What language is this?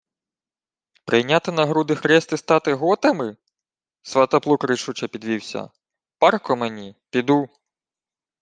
Ukrainian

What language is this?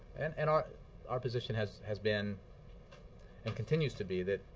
English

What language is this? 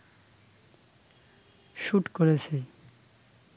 Bangla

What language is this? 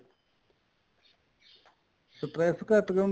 Punjabi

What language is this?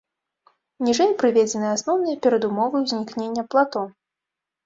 Belarusian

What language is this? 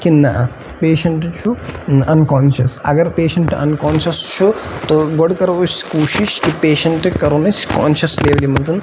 Kashmiri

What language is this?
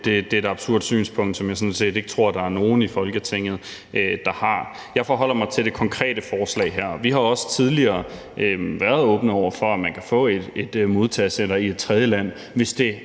Danish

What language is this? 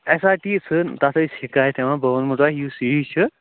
Kashmiri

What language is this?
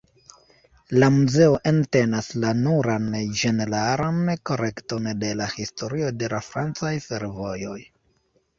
Esperanto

